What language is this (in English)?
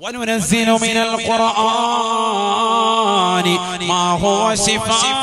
Malayalam